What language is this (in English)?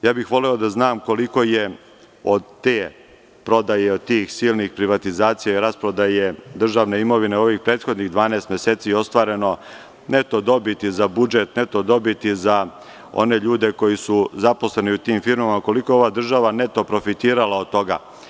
Serbian